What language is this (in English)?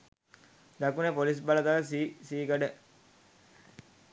Sinhala